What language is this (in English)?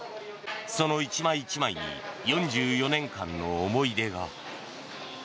Japanese